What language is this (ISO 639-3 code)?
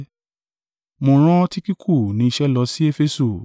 yor